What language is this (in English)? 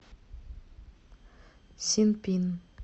Russian